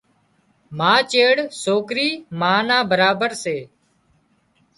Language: Wadiyara Koli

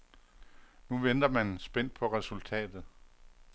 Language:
Danish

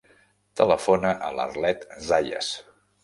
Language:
Catalan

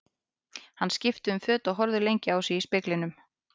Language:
Icelandic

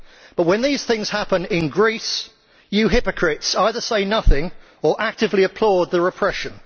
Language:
English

